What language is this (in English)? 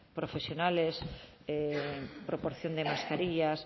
Spanish